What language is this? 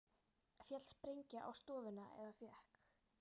Icelandic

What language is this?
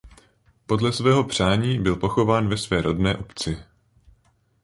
Czech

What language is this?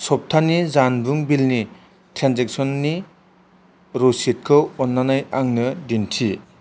Bodo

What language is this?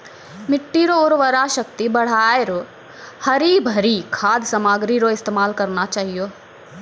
Maithili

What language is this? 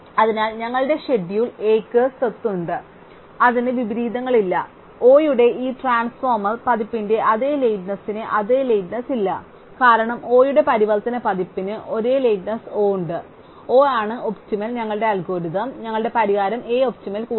Malayalam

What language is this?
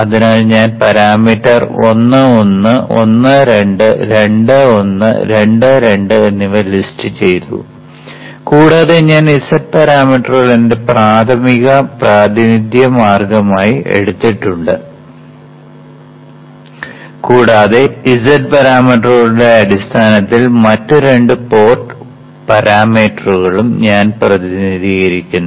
Malayalam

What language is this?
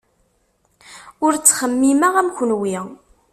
Kabyle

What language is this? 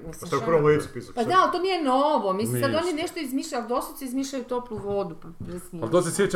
Croatian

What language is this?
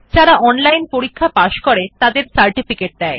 Bangla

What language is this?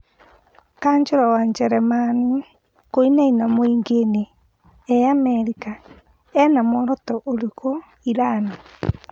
Kikuyu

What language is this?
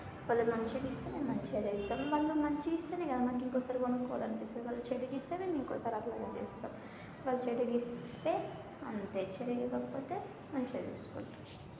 Telugu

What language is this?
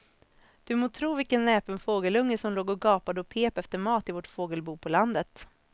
Swedish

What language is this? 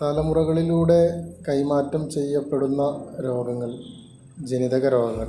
Malayalam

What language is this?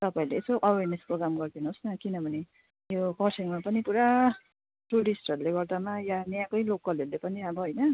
Nepali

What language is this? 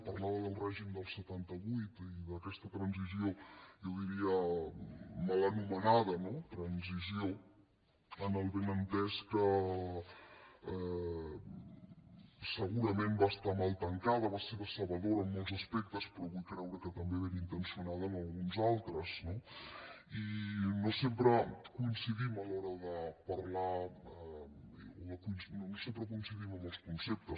Catalan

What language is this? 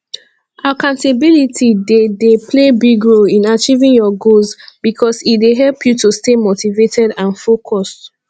Nigerian Pidgin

